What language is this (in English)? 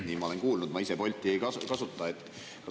Estonian